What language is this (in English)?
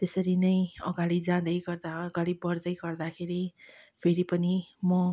Nepali